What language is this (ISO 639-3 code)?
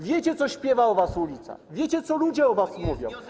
pol